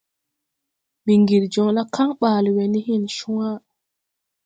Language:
Tupuri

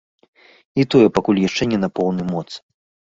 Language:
Belarusian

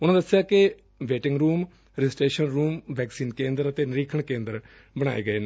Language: Punjabi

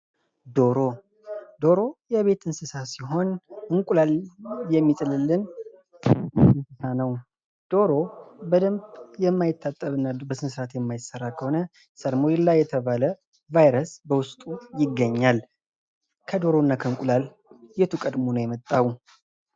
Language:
Amharic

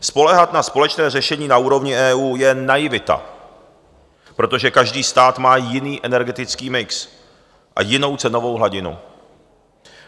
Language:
Czech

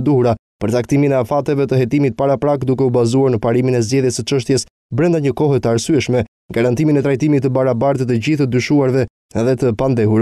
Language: Romanian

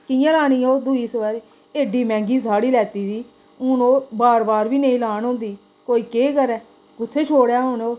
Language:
Dogri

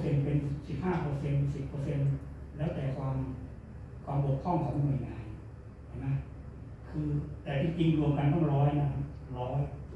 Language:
Thai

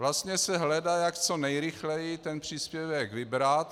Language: Czech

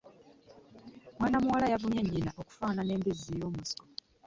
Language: Ganda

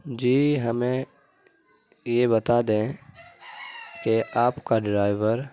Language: Urdu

